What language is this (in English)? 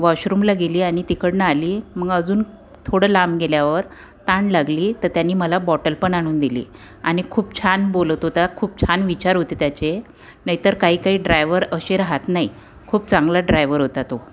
Marathi